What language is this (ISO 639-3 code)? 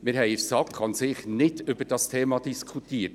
gsw